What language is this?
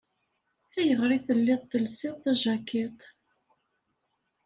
Kabyle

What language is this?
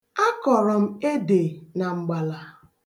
Igbo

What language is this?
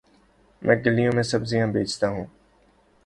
Urdu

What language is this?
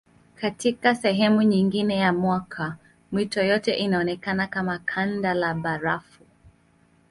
Swahili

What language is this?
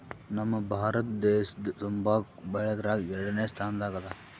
Kannada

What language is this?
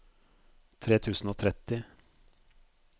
Norwegian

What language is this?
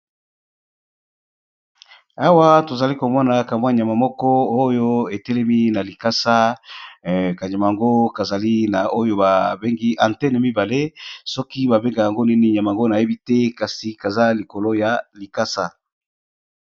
Lingala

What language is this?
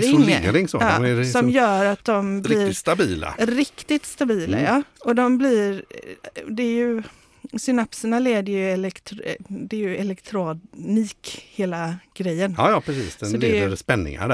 Swedish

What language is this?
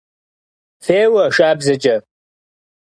Kabardian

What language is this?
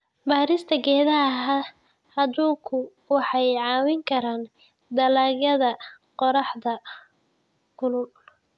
Somali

